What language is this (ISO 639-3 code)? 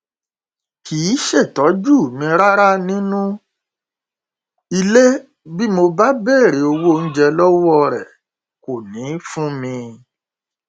yor